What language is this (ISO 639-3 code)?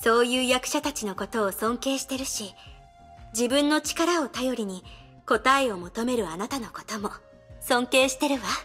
jpn